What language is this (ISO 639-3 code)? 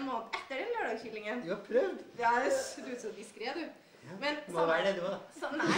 nor